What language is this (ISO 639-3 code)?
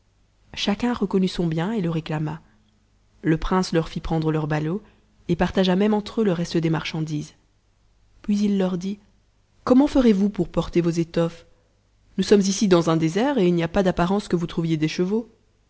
fra